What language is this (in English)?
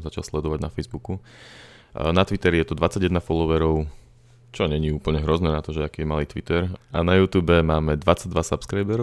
Slovak